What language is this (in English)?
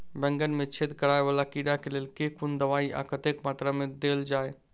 Maithili